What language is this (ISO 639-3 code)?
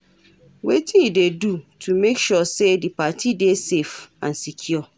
pcm